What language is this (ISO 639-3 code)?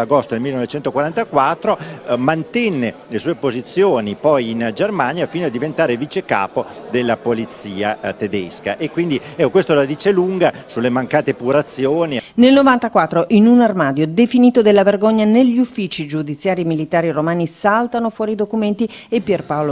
ita